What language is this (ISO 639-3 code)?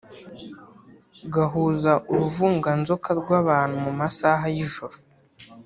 kin